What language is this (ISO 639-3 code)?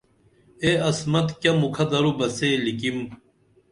dml